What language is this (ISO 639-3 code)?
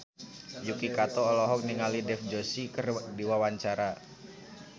sun